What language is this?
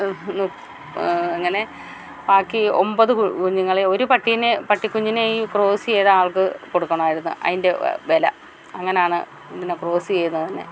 Malayalam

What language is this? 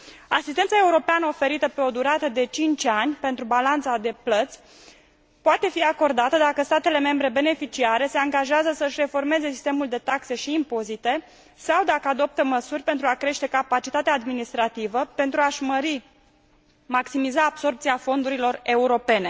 Romanian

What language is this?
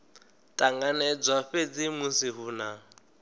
Venda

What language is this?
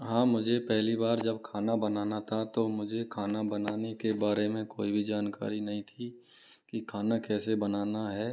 Hindi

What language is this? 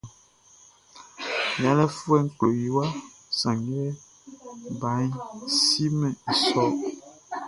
Baoulé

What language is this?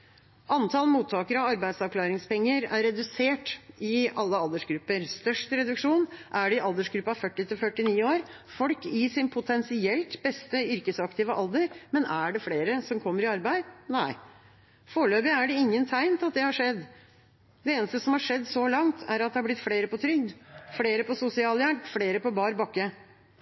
Norwegian Bokmål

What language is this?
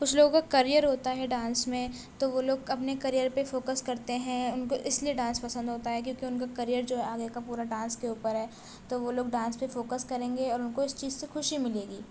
Urdu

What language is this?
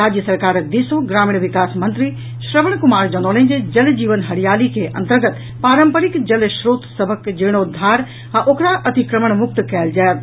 Maithili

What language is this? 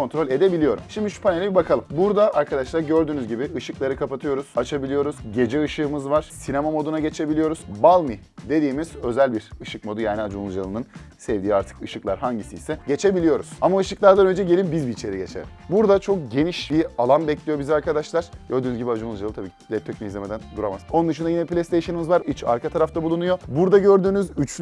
Turkish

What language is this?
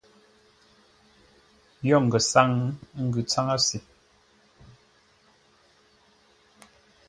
Ngombale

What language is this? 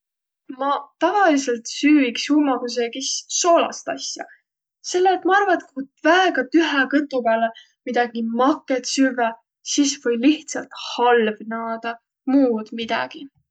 Võro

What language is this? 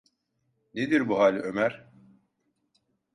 Turkish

